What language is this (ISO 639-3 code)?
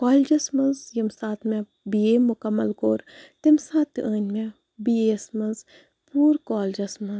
kas